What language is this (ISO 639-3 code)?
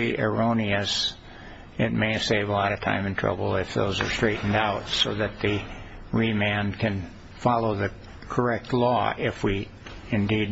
eng